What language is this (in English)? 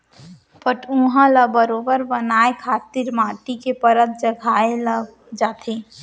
Chhattisgarhi